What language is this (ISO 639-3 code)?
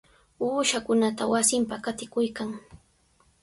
qws